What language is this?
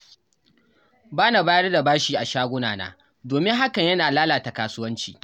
Hausa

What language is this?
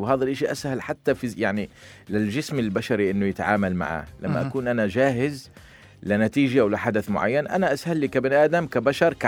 Arabic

